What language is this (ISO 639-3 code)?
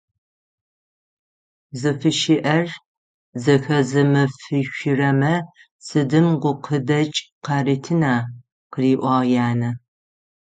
ady